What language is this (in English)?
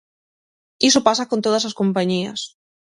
Galician